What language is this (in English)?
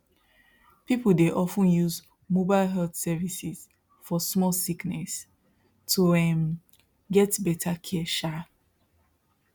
Nigerian Pidgin